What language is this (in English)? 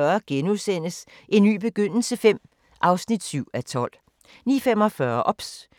Danish